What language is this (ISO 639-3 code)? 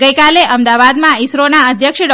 guj